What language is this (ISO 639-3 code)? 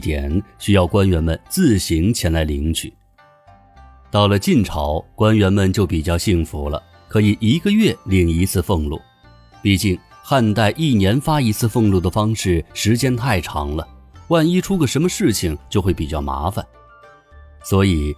zho